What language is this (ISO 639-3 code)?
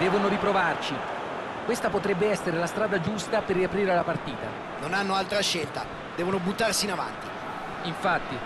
ita